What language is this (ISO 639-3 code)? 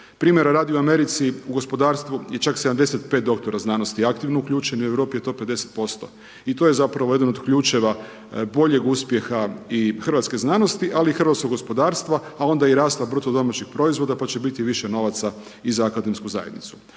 hrv